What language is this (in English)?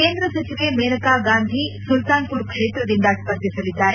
Kannada